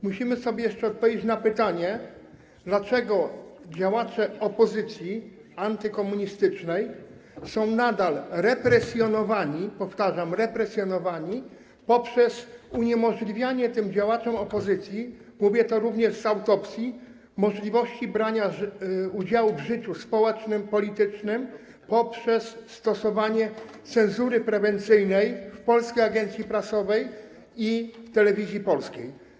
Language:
Polish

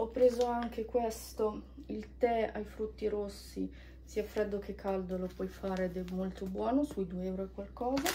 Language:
Italian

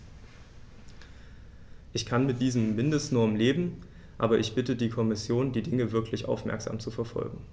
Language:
German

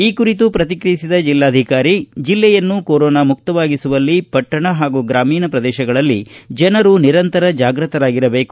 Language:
Kannada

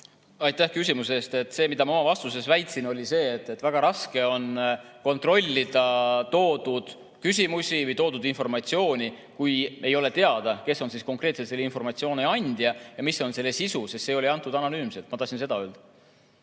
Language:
Estonian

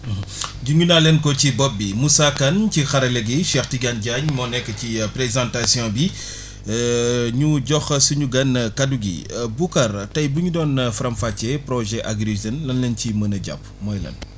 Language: Wolof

